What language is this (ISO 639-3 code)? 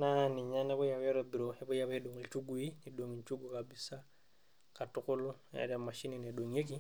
mas